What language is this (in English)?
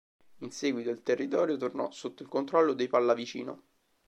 Italian